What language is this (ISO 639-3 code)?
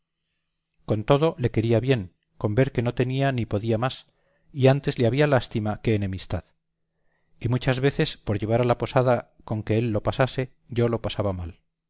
spa